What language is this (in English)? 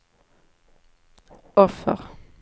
Swedish